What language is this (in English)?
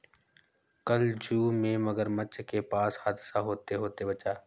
Hindi